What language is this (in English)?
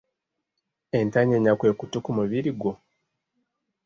Ganda